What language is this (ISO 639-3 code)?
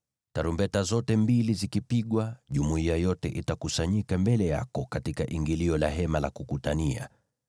swa